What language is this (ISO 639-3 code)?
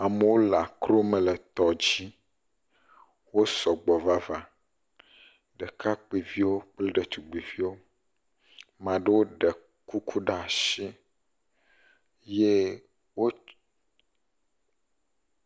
ewe